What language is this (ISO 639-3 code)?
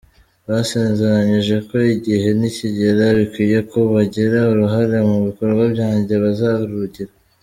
kin